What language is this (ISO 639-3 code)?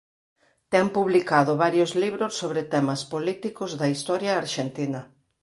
glg